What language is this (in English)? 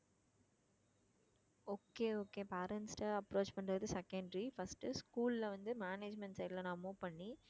Tamil